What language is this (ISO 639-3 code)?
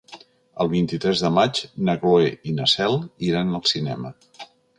cat